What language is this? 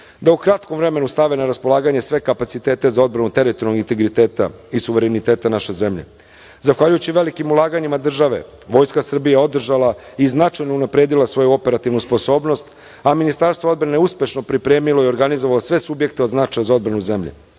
Serbian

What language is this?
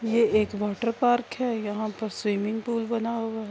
Urdu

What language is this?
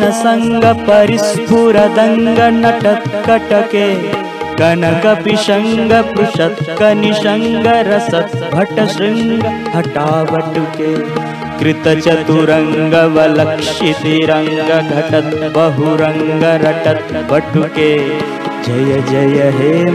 Hindi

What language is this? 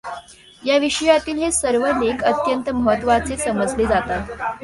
Marathi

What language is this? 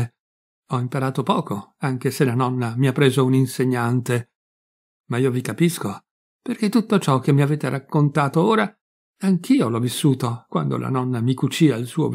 Italian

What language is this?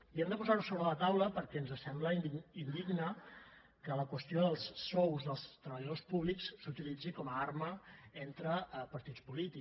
Catalan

